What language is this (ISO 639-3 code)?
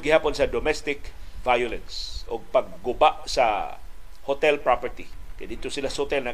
fil